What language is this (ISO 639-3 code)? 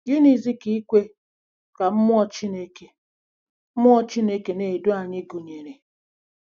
ibo